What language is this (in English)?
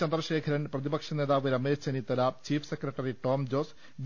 Malayalam